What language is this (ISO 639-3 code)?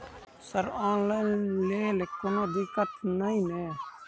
mai